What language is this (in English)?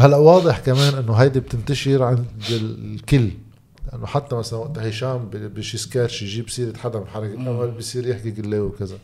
Arabic